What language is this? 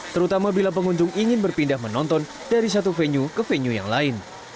Indonesian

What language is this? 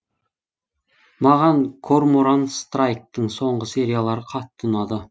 Kazakh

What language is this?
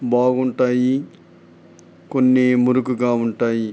Telugu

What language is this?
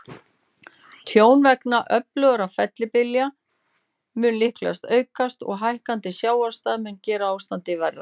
Icelandic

